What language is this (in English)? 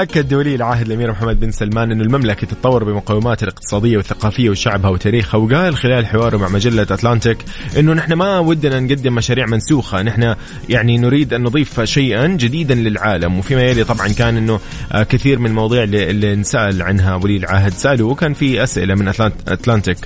Arabic